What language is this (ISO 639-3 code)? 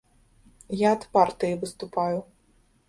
bel